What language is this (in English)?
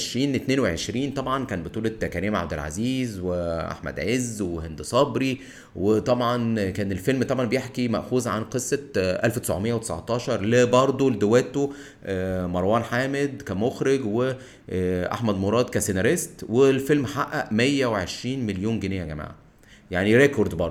Arabic